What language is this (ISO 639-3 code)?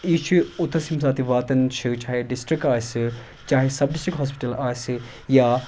kas